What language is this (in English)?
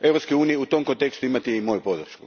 Croatian